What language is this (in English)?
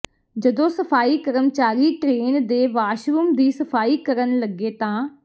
Punjabi